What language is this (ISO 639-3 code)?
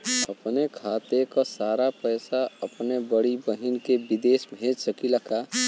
bho